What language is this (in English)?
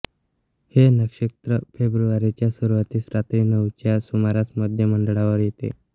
Marathi